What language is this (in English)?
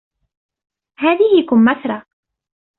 Arabic